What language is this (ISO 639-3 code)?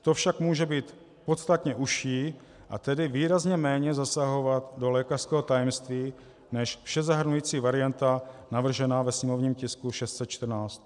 ces